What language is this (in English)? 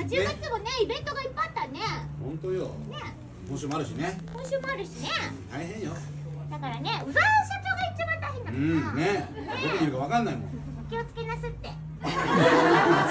Japanese